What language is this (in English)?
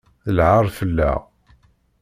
Kabyle